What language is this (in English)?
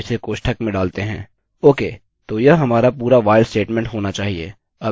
Hindi